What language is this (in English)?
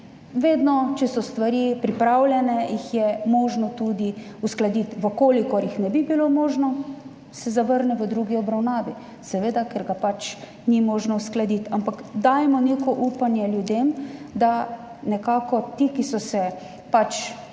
Slovenian